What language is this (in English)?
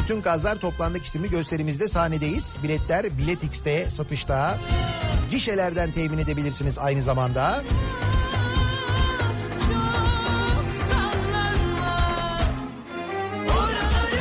Turkish